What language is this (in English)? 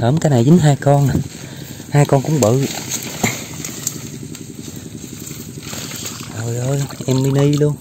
Vietnamese